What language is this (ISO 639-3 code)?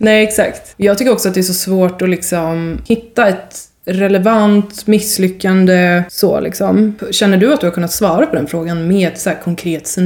swe